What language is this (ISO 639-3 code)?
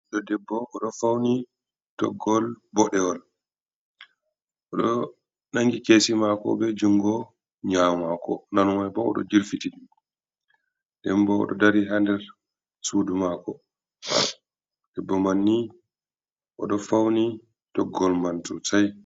ful